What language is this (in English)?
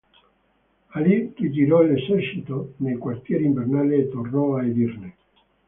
Italian